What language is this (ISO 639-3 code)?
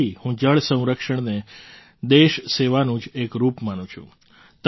guj